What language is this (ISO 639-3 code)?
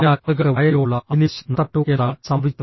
mal